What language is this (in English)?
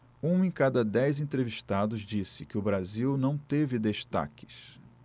Portuguese